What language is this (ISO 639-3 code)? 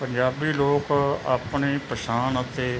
pan